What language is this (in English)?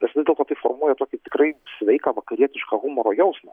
Lithuanian